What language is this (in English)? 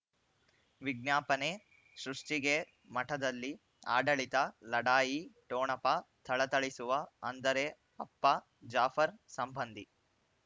Kannada